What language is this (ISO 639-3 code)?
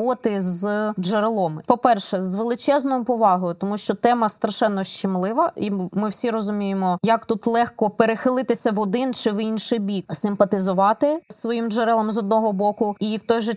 ukr